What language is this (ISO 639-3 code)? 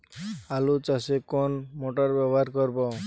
ben